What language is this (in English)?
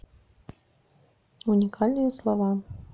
Russian